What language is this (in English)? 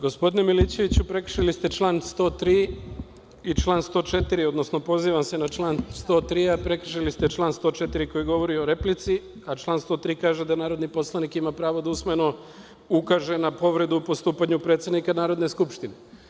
Serbian